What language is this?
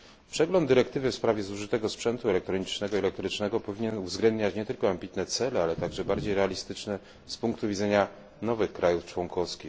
Polish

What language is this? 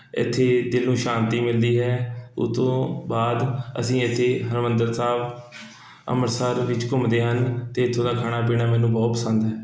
Punjabi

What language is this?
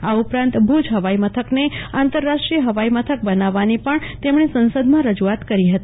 Gujarati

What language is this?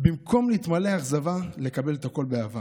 Hebrew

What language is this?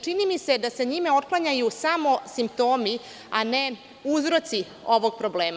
Serbian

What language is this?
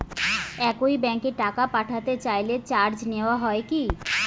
Bangla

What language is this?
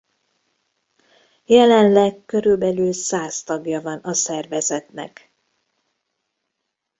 Hungarian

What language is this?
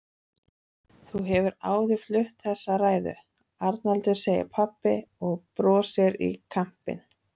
Icelandic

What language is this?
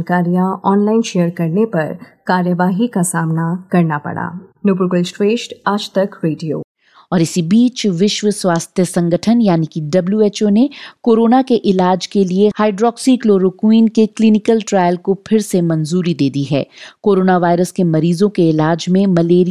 Hindi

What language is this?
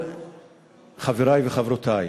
Hebrew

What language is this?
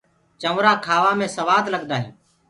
Gurgula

